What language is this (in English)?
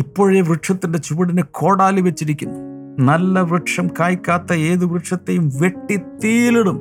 Malayalam